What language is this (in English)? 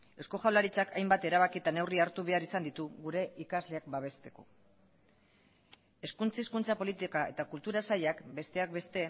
Basque